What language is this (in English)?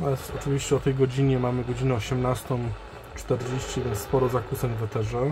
Polish